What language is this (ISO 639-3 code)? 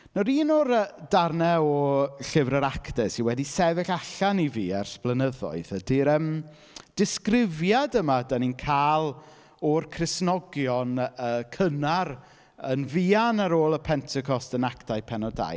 cym